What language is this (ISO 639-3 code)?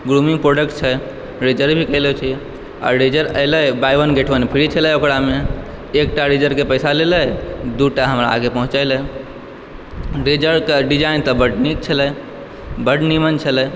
mai